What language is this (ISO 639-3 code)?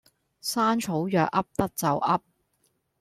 yue